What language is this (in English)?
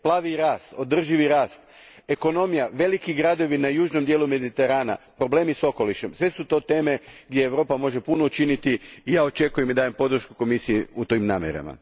Croatian